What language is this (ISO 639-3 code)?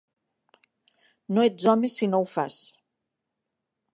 cat